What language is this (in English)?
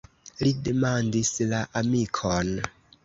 Esperanto